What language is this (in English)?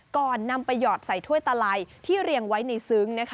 Thai